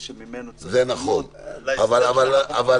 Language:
Hebrew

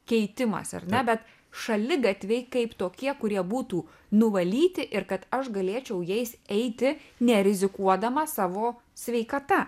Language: Lithuanian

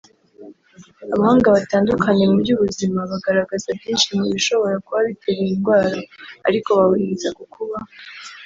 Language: Kinyarwanda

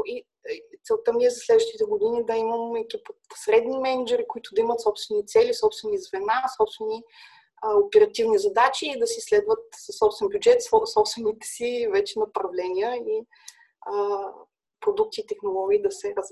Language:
Bulgarian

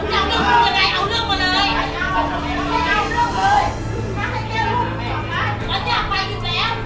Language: Thai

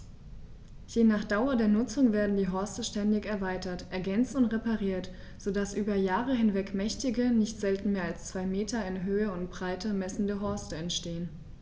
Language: German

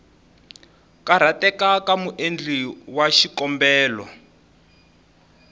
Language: Tsonga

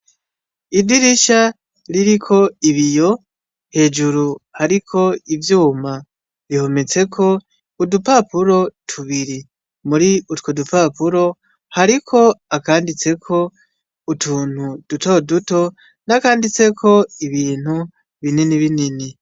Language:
Rundi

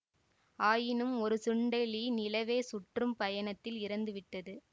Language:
Tamil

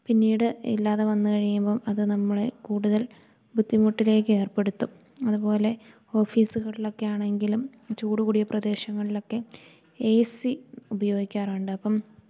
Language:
Malayalam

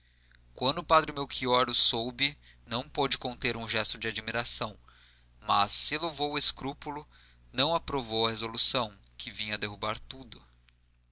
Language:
Portuguese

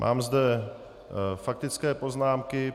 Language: Czech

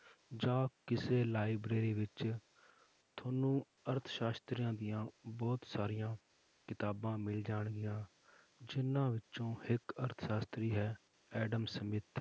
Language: Punjabi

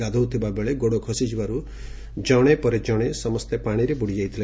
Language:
Odia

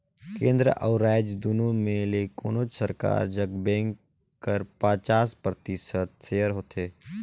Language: Chhattisgarhi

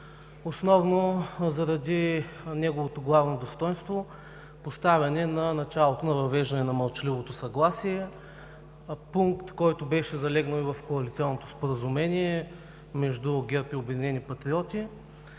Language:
Bulgarian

